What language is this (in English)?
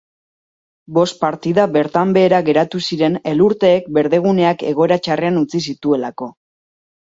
Basque